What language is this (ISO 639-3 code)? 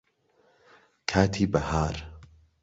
ckb